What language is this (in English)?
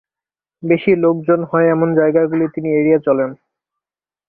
Bangla